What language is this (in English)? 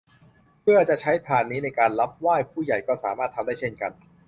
Thai